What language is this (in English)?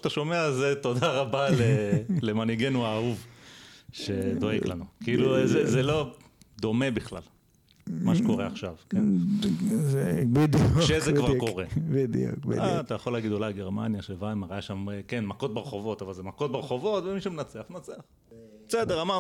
Hebrew